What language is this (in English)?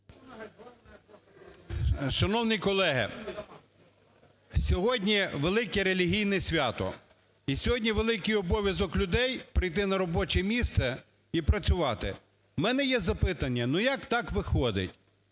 Ukrainian